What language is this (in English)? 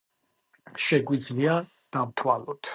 Georgian